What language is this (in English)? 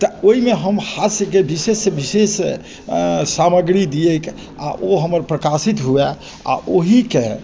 Maithili